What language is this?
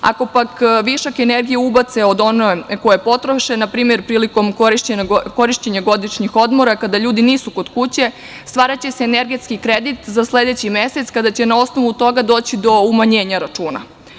Serbian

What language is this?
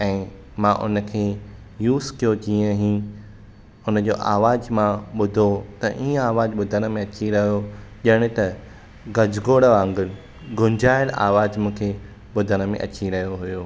Sindhi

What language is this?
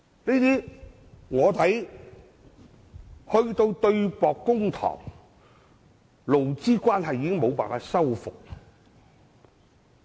Cantonese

